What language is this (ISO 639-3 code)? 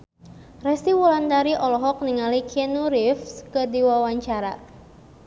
sun